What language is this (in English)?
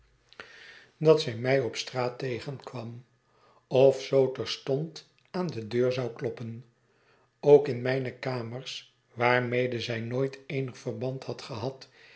Dutch